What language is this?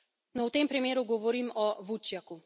Slovenian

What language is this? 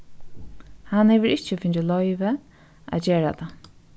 Faroese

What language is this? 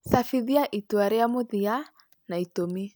Kikuyu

